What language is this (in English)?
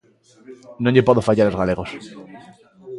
Galician